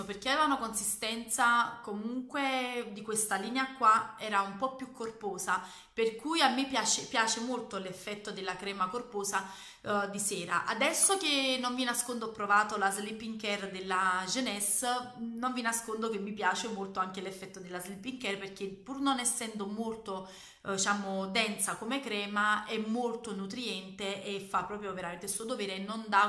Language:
Italian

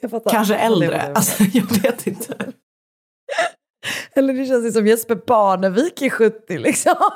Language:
Swedish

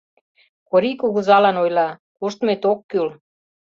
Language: Mari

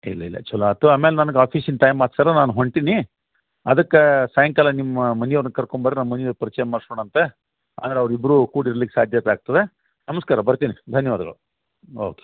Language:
Kannada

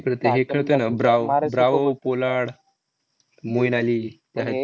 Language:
Marathi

